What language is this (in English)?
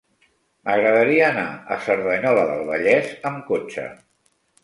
Catalan